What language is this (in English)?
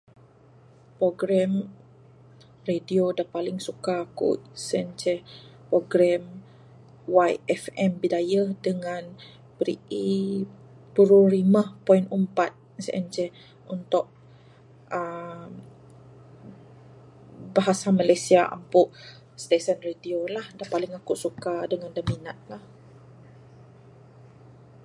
Bukar-Sadung Bidayuh